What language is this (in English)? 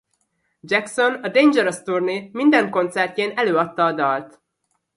Hungarian